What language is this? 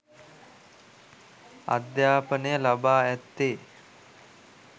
Sinhala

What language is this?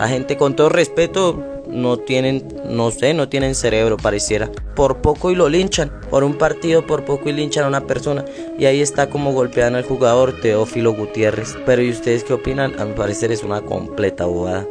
Spanish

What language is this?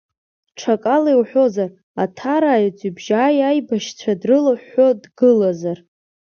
Abkhazian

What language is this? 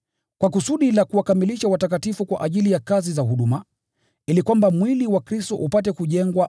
Swahili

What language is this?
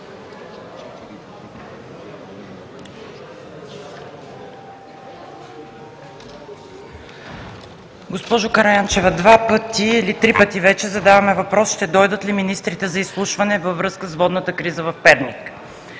Bulgarian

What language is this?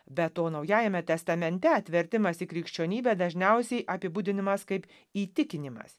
Lithuanian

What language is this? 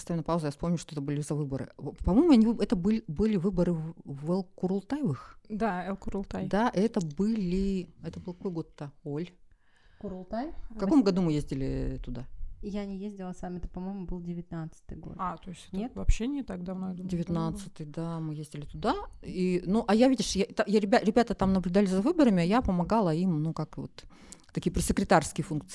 Russian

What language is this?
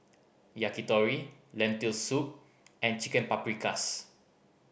English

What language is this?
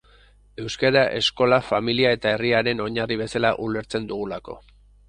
Basque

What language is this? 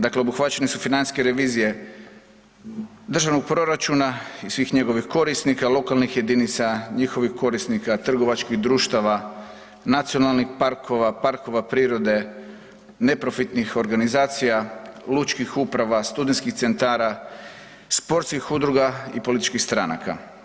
Croatian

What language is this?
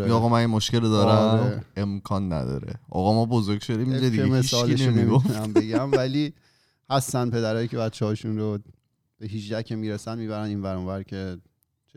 Persian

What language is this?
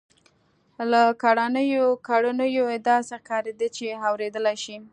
Pashto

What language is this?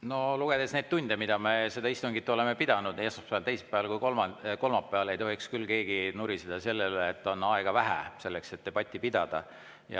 Estonian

